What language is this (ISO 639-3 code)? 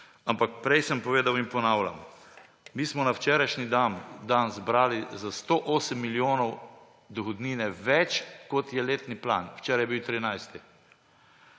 slv